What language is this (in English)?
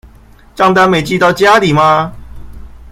Chinese